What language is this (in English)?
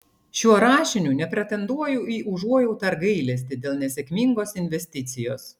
Lithuanian